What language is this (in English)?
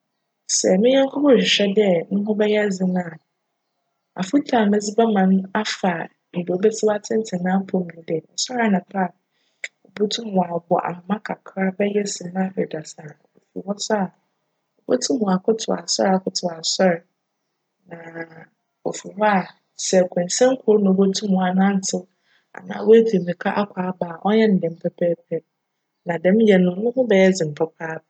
Akan